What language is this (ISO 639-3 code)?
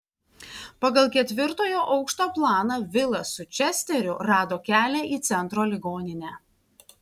lit